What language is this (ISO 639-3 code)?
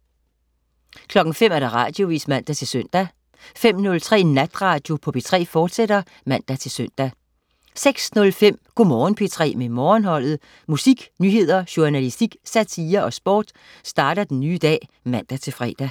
dan